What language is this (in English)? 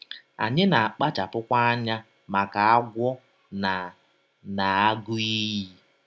Igbo